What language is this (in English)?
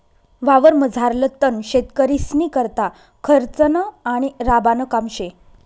Marathi